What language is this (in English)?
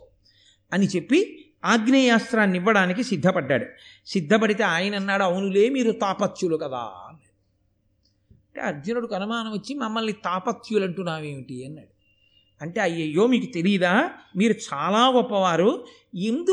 Telugu